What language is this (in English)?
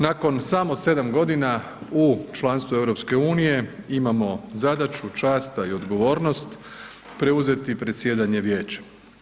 Croatian